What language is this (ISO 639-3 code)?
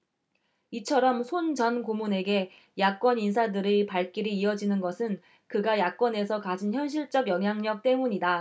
kor